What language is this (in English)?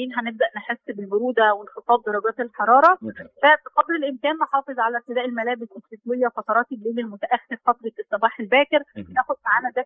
Arabic